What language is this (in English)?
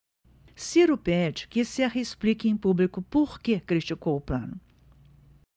Portuguese